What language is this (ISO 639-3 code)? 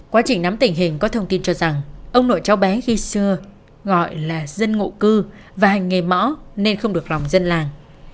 vie